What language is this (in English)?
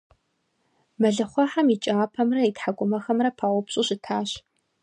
Kabardian